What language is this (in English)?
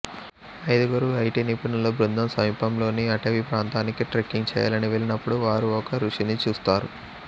Telugu